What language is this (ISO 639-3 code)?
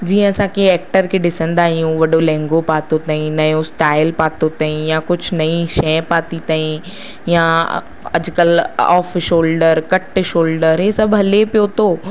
snd